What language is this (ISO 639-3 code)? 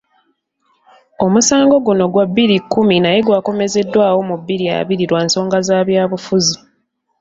lug